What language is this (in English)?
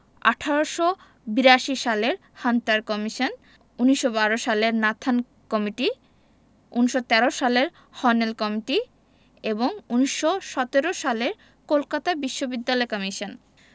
Bangla